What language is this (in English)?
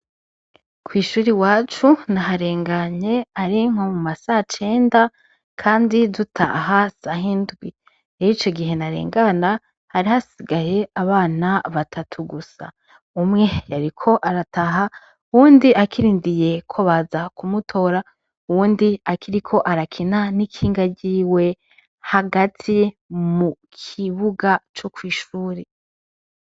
Rundi